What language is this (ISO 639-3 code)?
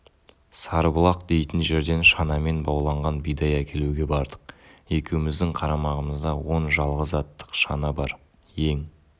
kaz